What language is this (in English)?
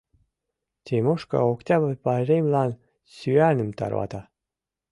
Mari